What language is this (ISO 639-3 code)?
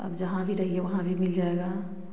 hin